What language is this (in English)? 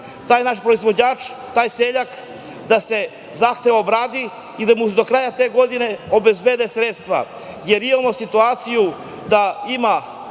Serbian